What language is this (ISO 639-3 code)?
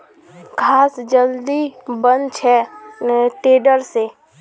mag